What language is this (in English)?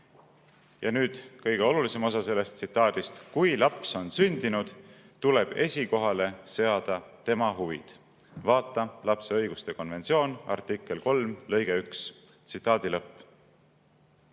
Estonian